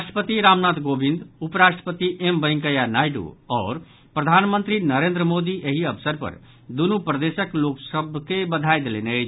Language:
Maithili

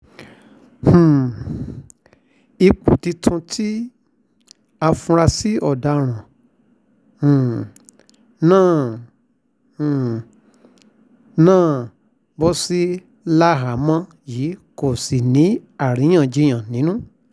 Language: Yoruba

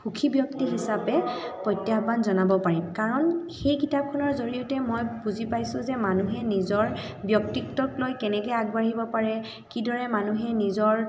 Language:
Assamese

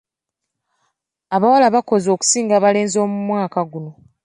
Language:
Ganda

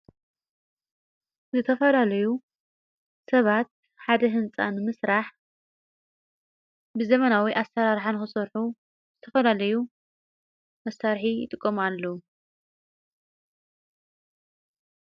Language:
Tigrinya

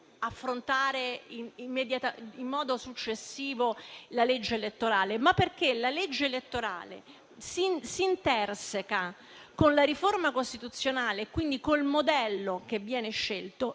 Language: Italian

